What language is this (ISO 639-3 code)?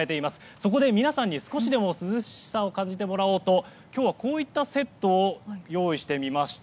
jpn